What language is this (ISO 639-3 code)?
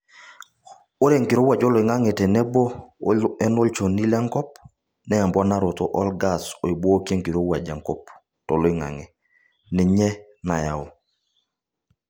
mas